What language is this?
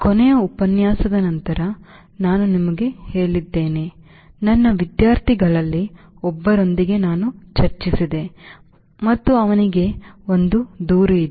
Kannada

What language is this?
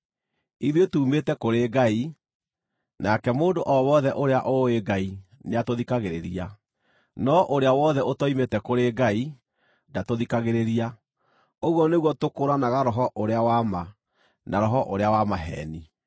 Kikuyu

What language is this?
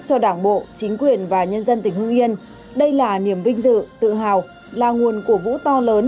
Vietnamese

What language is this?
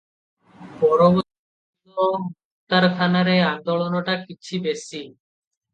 Odia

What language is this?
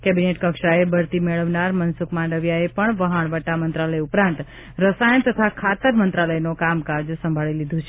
Gujarati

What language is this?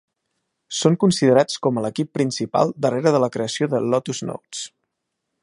Catalan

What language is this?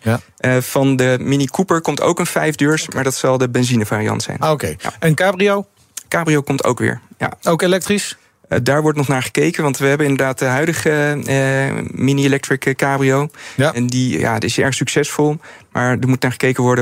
Dutch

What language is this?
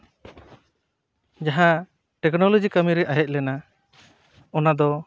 Santali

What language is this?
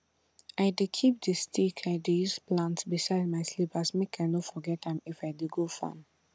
Nigerian Pidgin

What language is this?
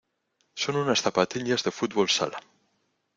Spanish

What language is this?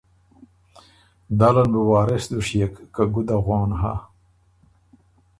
Ormuri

